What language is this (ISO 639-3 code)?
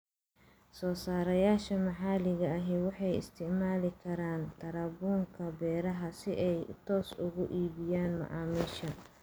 som